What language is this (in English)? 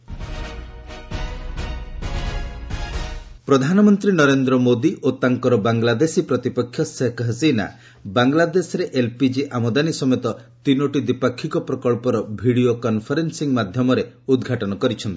Odia